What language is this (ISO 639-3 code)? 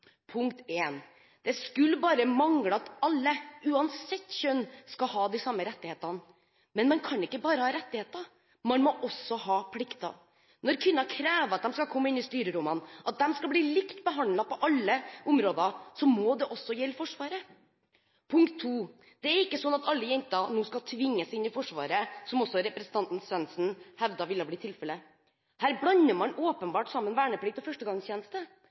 nob